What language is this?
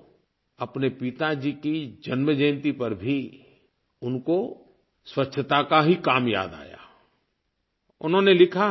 Hindi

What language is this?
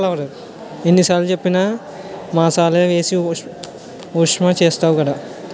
Telugu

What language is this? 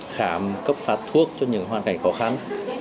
Vietnamese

